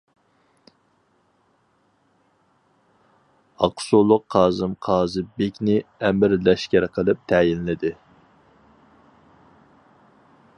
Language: Uyghur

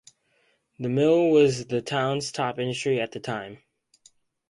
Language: English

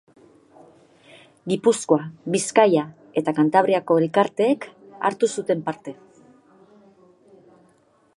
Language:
Basque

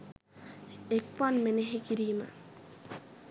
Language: Sinhala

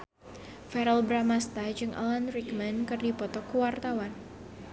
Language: Sundanese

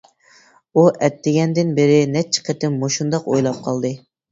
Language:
Uyghur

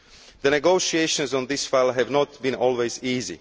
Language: English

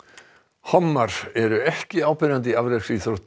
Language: Icelandic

